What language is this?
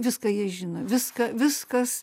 Lithuanian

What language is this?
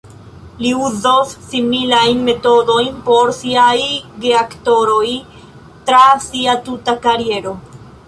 Esperanto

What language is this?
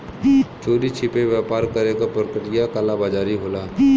Bhojpuri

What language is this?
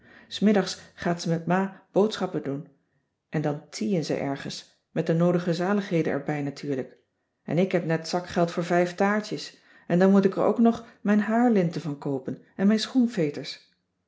Dutch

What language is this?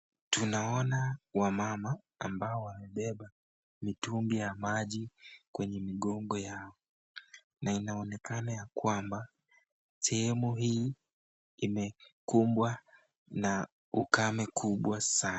Swahili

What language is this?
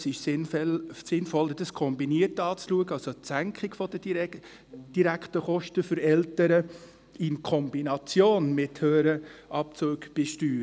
Swiss German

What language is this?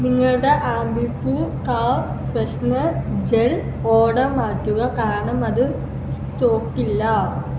Malayalam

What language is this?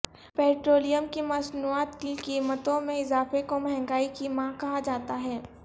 Urdu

